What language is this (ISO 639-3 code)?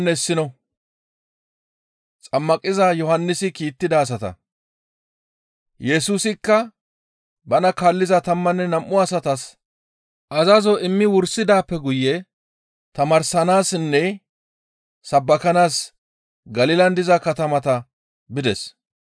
gmv